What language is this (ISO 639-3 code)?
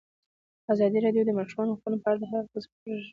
pus